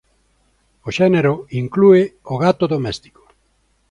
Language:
Galician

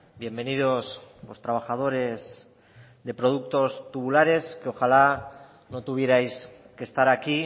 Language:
Spanish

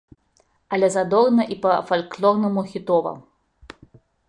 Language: Belarusian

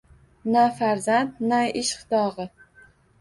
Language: Uzbek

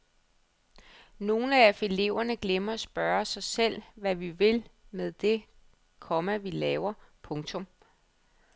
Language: Danish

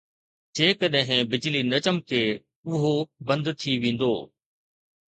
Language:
Sindhi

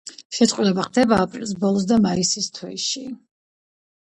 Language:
Georgian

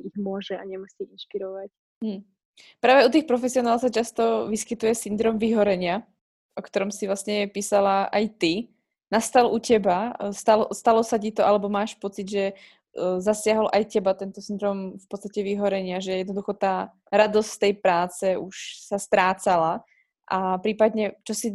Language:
Slovak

